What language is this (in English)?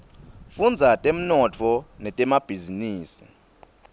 Swati